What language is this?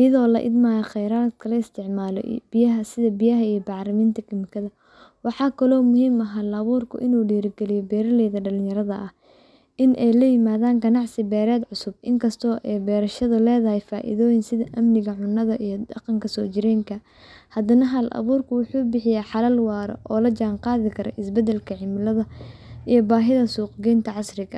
Somali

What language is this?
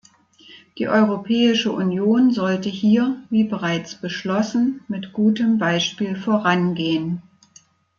German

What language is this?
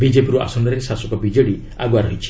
Odia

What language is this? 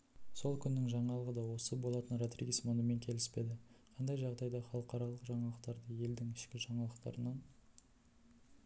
Kazakh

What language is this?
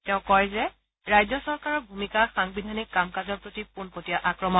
Assamese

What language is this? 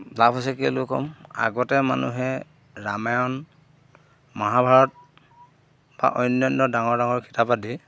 Assamese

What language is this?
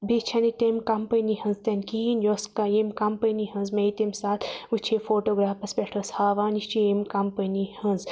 Kashmiri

